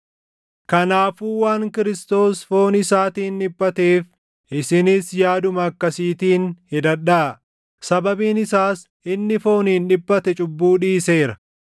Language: Oromo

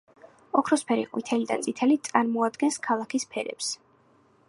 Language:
Georgian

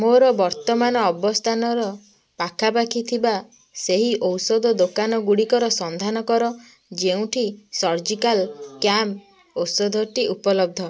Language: Odia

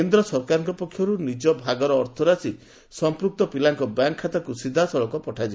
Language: Odia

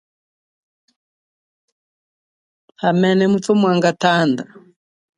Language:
Chokwe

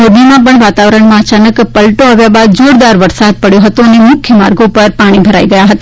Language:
Gujarati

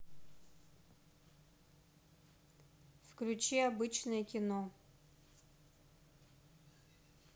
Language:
Russian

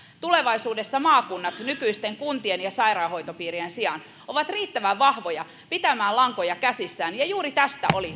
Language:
Finnish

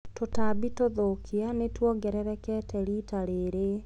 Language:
Kikuyu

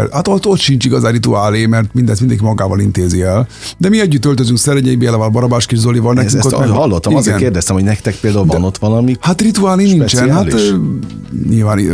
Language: Hungarian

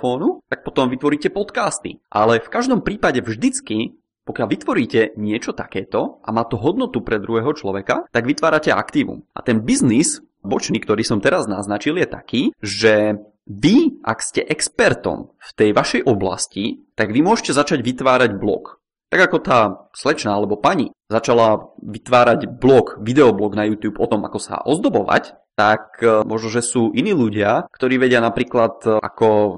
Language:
Czech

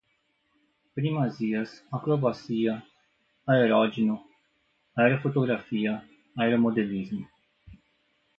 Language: Portuguese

